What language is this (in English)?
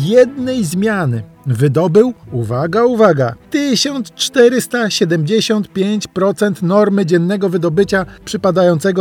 Polish